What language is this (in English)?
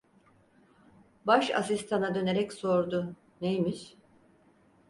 Turkish